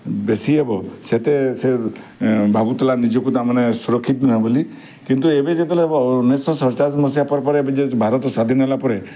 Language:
Odia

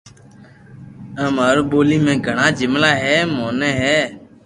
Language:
Loarki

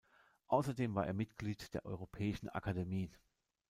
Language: German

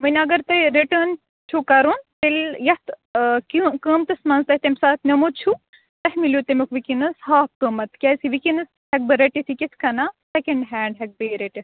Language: Kashmiri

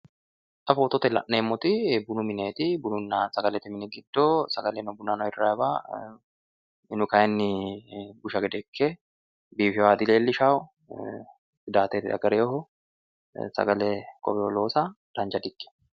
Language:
Sidamo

